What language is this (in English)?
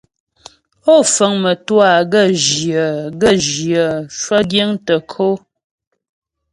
Ghomala